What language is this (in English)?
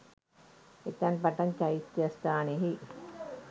Sinhala